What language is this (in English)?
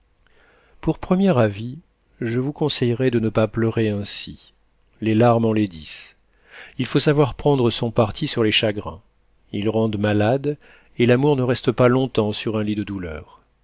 French